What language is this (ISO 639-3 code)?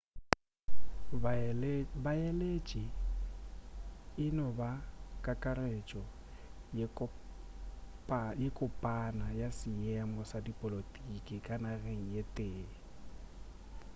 nso